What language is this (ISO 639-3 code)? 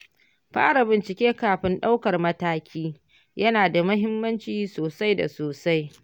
hau